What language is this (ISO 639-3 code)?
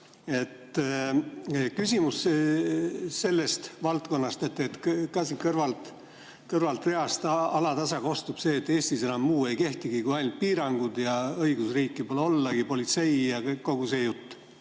est